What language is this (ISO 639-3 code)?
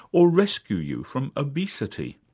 eng